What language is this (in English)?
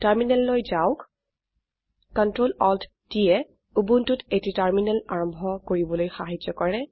Assamese